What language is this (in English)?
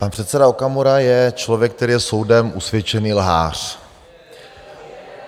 Czech